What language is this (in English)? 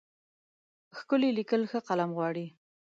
Pashto